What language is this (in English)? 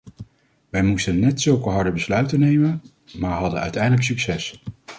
Dutch